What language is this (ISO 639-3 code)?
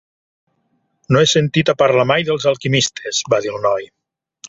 cat